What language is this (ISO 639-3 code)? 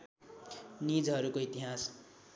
nep